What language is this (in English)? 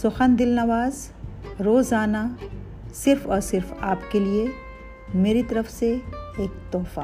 Urdu